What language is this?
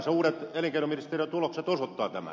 Finnish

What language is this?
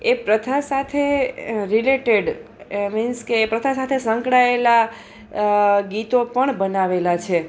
Gujarati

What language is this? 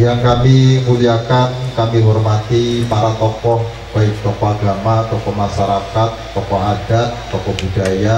Indonesian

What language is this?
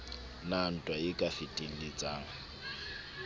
Southern Sotho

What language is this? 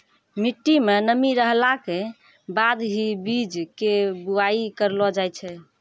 Maithili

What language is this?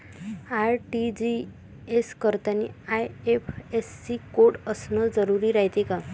Marathi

